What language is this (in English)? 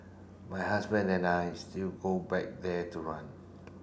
English